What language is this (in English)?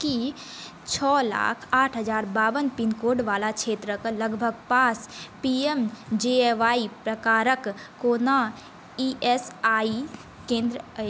Maithili